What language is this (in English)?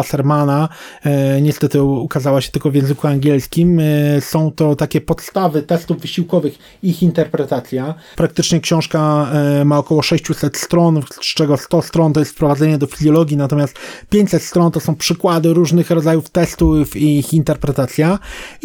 Polish